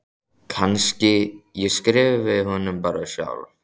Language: Icelandic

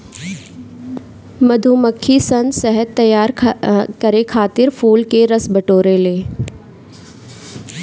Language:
Bhojpuri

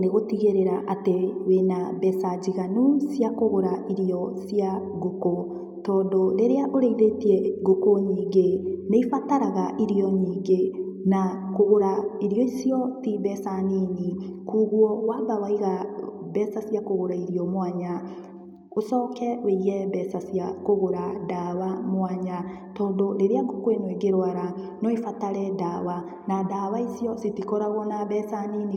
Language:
Kikuyu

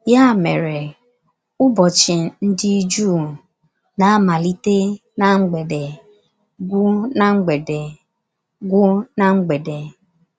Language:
Igbo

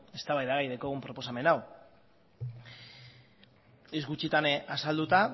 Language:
Basque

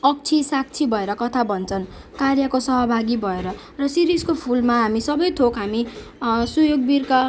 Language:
Nepali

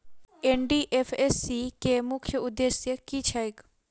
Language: Maithili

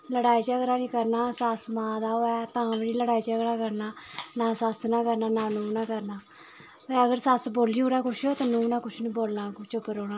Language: Dogri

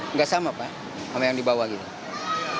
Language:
Indonesian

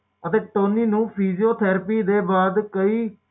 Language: Punjabi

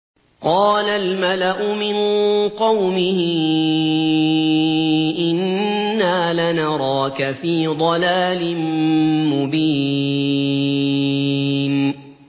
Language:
Arabic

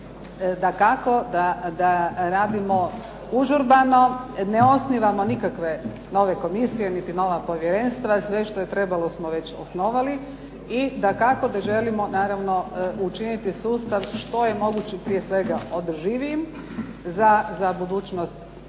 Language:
Croatian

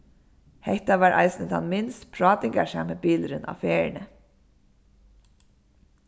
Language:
Faroese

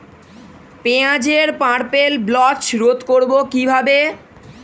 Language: Bangla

